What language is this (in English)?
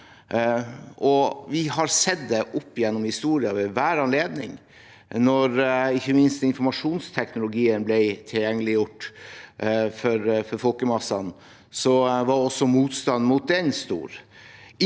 Norwegian